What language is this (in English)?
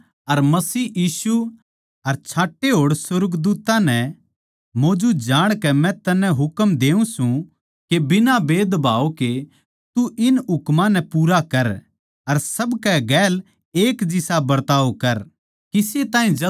Haryanvi